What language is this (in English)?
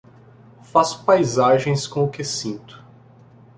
Portuguese